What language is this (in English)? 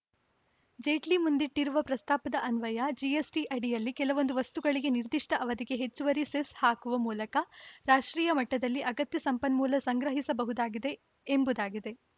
Kannada